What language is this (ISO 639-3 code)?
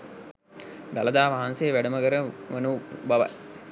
sin